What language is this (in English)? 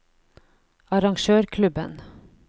Norwegian